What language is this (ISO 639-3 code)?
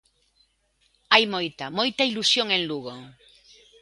glg